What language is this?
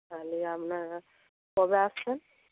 Bangla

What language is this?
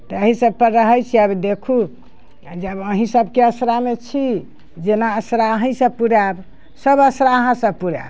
Maithili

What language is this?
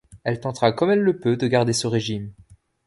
French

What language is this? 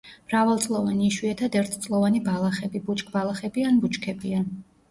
Georgian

